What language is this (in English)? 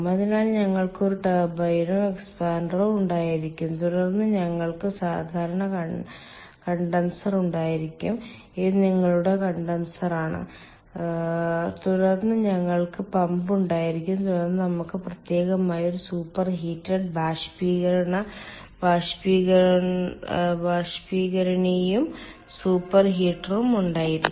Malayalam